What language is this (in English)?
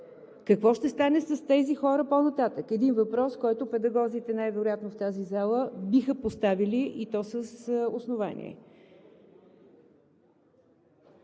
Bulgarian